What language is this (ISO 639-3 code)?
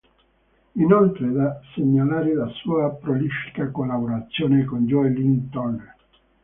ita